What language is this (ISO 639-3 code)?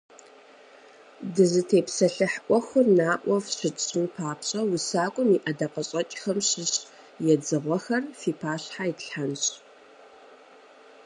kbd